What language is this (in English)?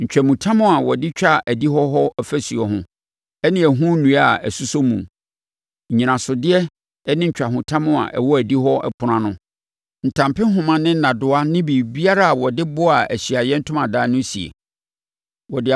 Akan